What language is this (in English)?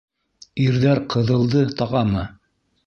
Bashkir